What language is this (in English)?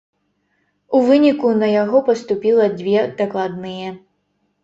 Belarusian